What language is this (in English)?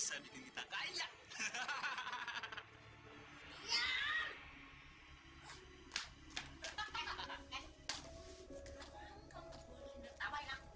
Indonesian